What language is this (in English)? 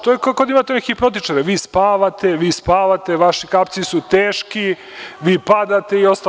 Serbian